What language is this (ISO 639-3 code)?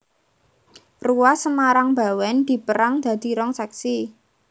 jav